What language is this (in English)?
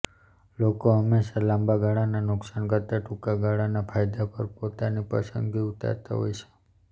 Gujarati